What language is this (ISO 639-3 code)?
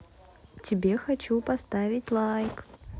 rus